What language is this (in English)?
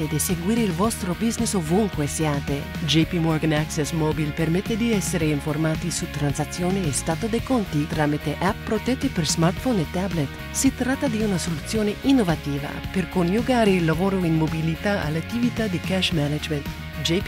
Italian